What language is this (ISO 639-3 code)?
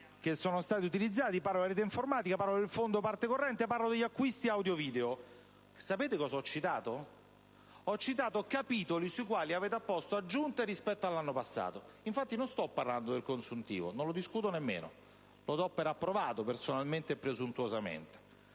ita